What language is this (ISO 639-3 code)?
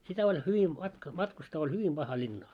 fin